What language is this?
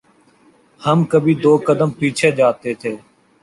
Urdu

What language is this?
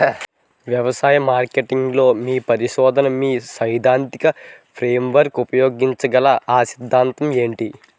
Telugu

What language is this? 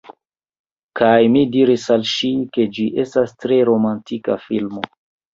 Esperanto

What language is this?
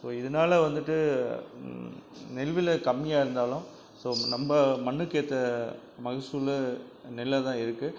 Tamil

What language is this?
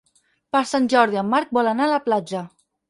Catalan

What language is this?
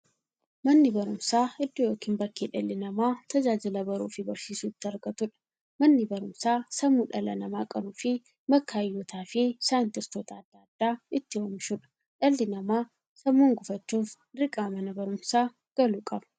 Oromo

